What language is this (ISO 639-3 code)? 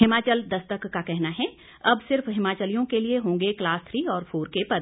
hin